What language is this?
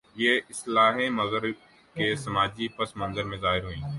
Urdu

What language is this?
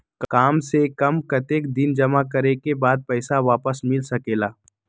Magahi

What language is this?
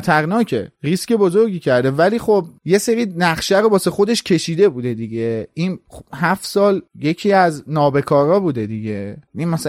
Persian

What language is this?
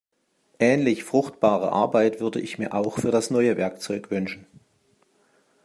German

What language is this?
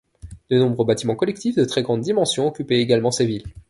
French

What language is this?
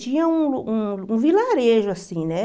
Portuguese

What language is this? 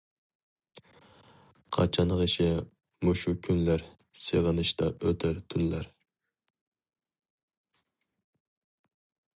Uyghur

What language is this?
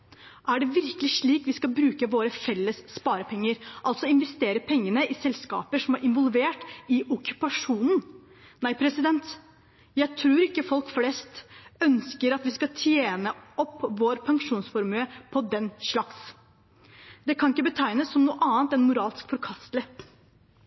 Norwegian Bokmål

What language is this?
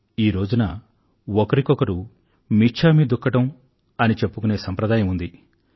Telugu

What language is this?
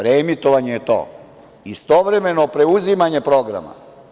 Serbian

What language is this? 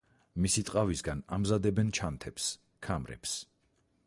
Georgian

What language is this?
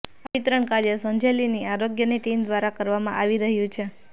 Gujarati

